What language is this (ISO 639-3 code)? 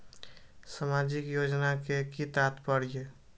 mai